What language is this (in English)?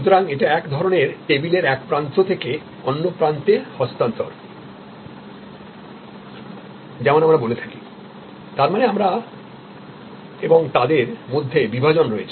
Bangla